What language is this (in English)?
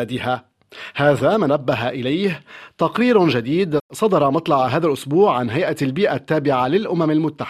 Arabic